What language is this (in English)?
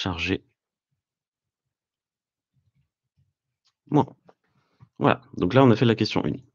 French